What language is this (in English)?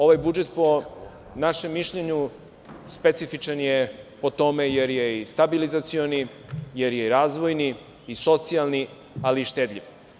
Serbian